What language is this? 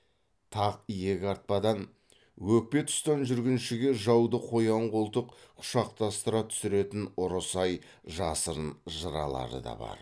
Kazakh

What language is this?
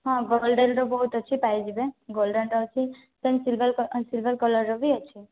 Odia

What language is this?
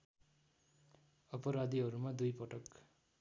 Nepali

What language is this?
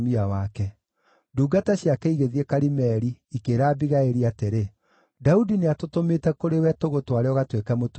Kikuyu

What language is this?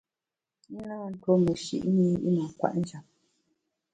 Bamun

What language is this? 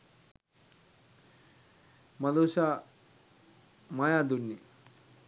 Sinhala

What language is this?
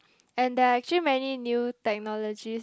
English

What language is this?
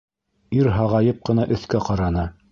Bashkir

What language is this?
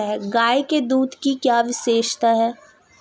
Hindi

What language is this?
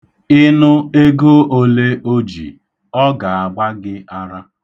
Igbo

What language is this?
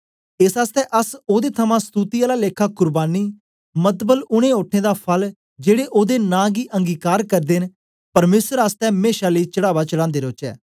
Dogri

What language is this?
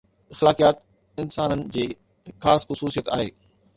Sindhi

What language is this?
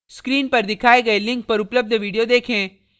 Hindi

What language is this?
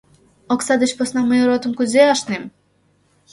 Mari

